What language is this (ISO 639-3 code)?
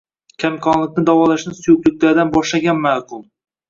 uzb